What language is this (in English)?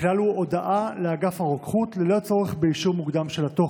Hebrew